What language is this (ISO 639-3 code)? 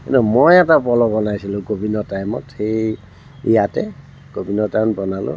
asm